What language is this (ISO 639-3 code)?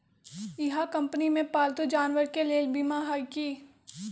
mag